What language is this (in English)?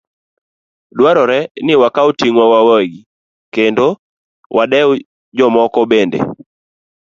Luo (Kenya and Tanzania)